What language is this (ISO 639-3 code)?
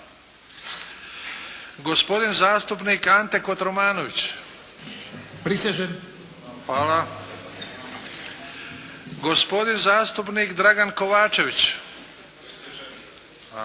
hrv